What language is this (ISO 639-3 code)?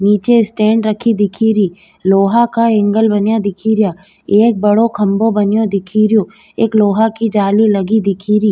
raj